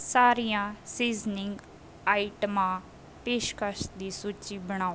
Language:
Punjabi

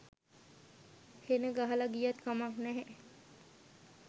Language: Sinhala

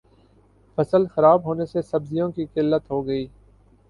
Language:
Urdu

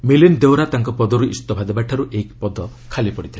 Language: Odia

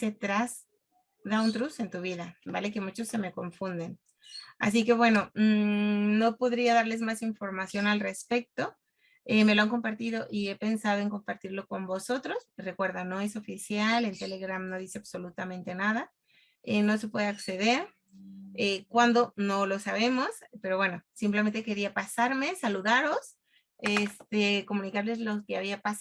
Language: Spanish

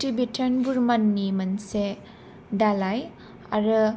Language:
Bodo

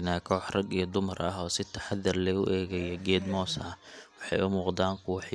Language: Somali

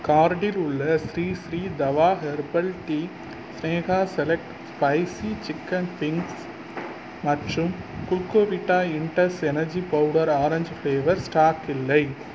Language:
Tamil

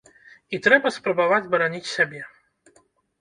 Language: Belarusian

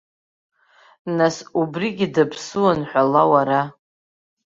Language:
Abkhazian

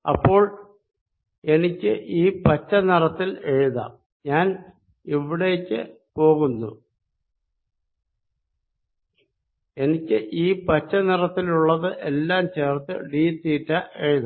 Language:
Malayalam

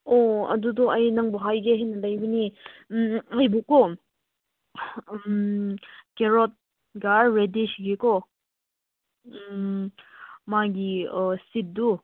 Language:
Manipuri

